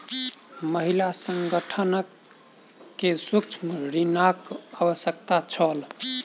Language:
Maithili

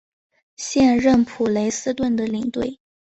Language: Chinese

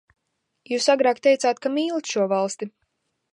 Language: Latvian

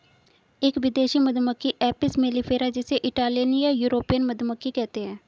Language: Hindi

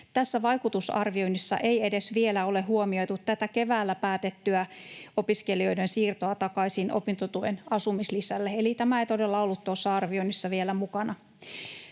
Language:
Finnish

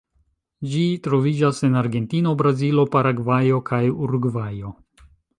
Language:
Esperanto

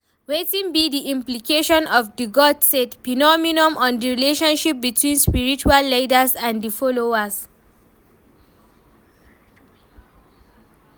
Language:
Nigerian Pidgin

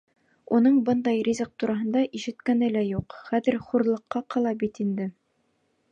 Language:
Bashkir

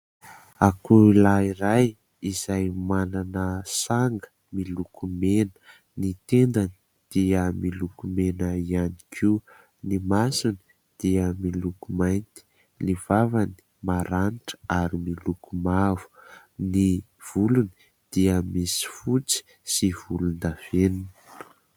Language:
Malagasy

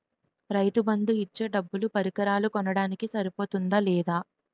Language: Telugu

